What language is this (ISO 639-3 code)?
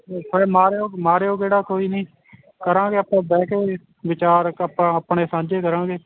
pan